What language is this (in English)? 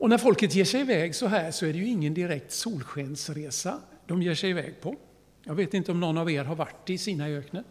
Swedish